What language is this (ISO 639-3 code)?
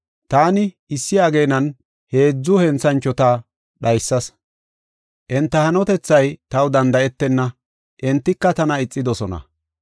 gof